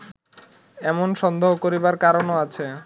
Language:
Bangla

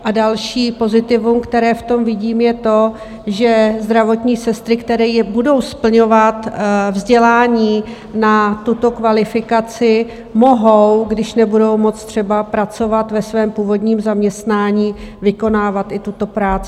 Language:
Czech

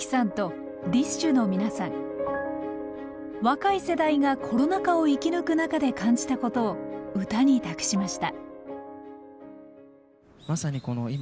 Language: Japanese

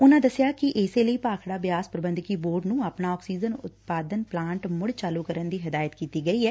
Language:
Punjabi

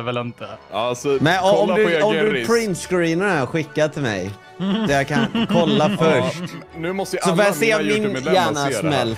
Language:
Swedish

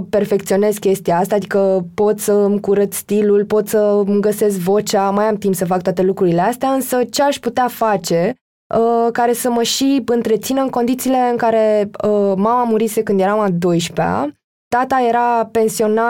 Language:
Romanian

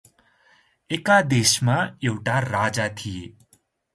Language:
Nepali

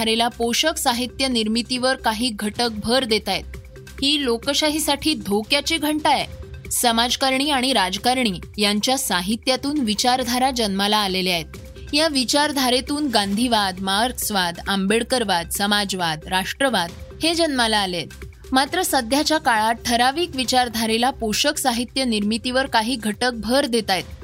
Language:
Marathi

